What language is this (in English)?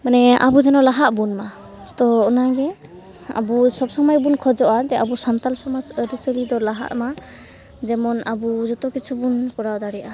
Santali